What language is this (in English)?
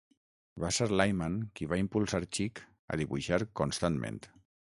Catalan